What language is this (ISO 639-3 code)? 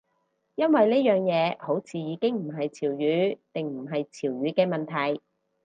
yue